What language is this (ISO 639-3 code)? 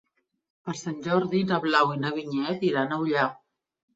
cat